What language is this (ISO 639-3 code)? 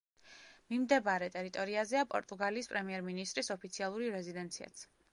kat